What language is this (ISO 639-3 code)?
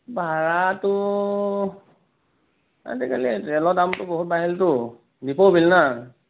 asm